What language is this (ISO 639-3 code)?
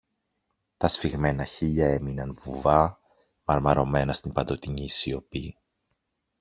ell